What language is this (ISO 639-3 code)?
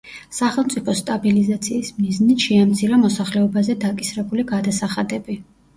kat